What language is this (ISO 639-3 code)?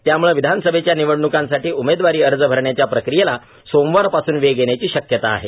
mar